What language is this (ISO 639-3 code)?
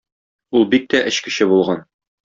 tat